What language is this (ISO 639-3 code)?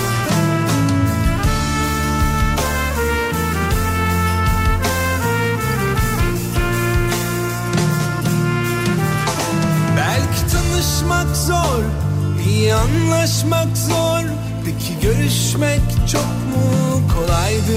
tur